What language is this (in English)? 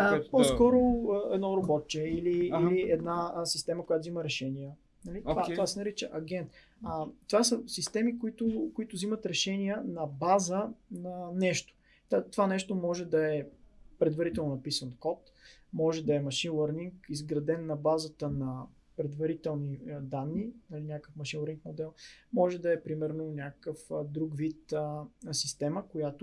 Bulgarian